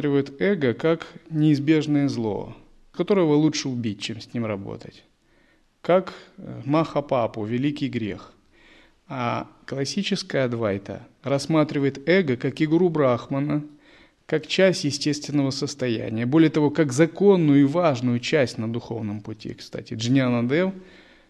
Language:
Russian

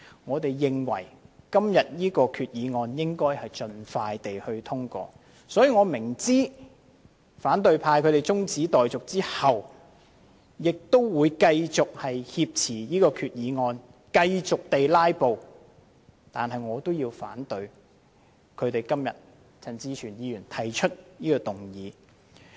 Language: Cantonese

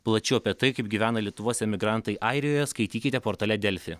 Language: Lithuanian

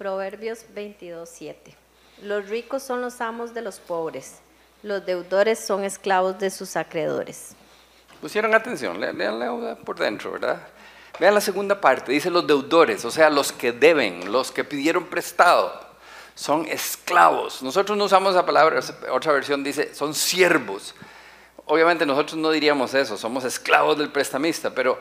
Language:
Spanish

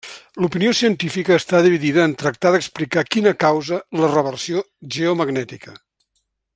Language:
Catalan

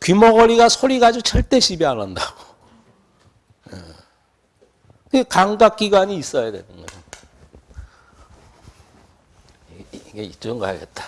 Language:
Korean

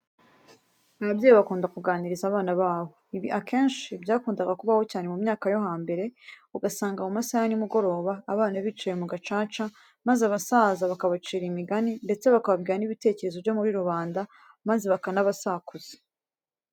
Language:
Kinyarwanda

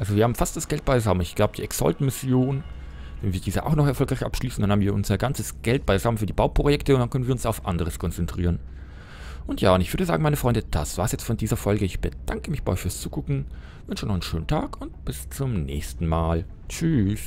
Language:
German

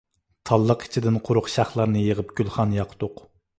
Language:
Uyghur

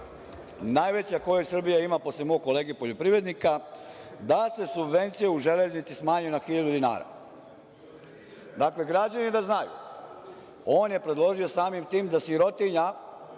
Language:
Serbian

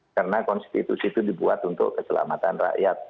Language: Indonesian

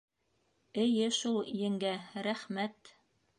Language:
Bashkir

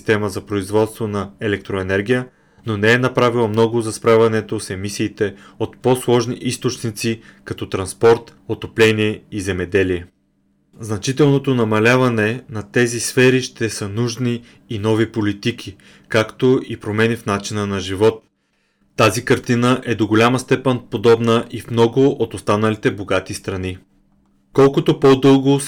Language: Bulgarian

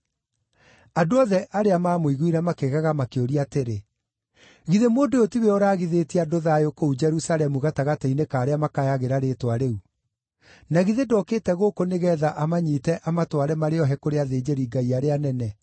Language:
Kikuyu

